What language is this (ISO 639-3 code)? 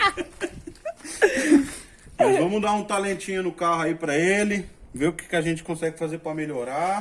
por